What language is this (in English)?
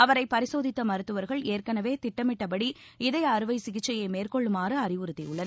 Tamil